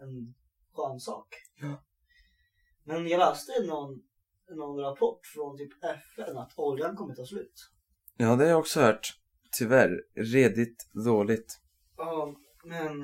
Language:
Swedish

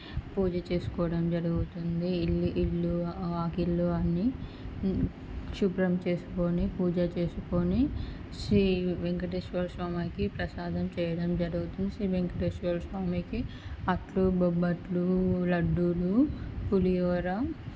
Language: Telugu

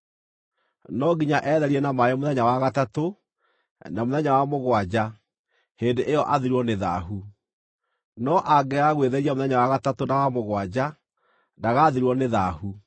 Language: Kikuyu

